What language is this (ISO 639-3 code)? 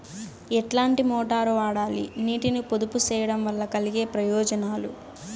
tel